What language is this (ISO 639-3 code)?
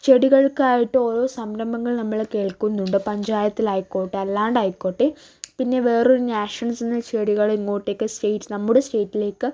mal